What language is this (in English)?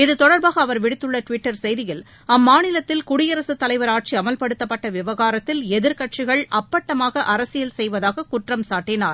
Tamil